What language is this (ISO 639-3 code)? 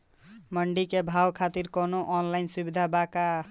bho